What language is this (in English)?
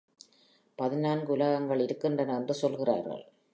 Tamil